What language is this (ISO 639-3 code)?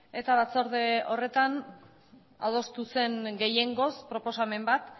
eus